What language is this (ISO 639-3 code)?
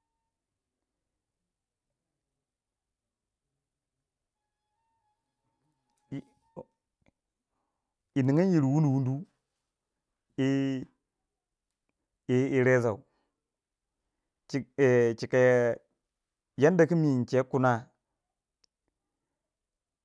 wja